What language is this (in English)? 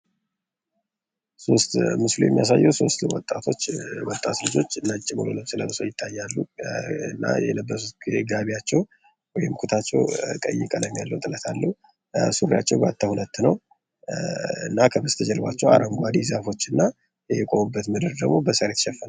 Amharic